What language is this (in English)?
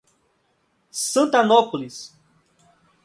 Portuguese